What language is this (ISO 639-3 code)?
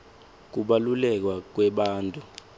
ssw